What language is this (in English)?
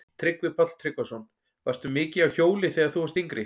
Icelandic